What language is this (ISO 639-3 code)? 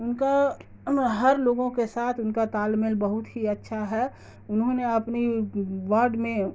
urd